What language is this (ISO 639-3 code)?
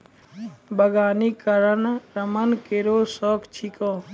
mai